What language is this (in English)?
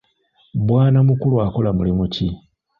Ganda